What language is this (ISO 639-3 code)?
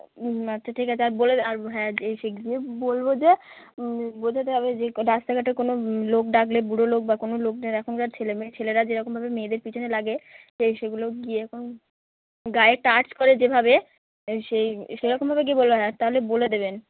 ben